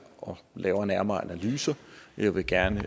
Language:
Danish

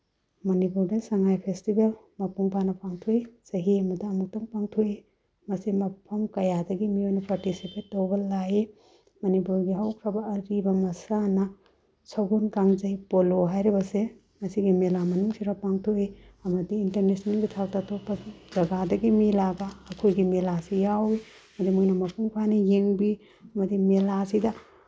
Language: Manipuri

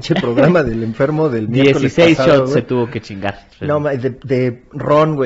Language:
Spanish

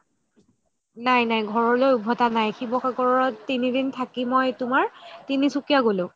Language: Assamese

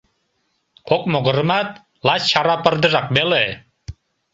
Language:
Mari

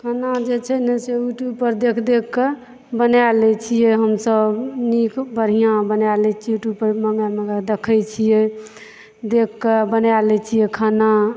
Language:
Maithili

